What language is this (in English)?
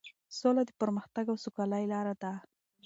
Pashto